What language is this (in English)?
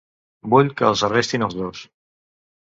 Catalan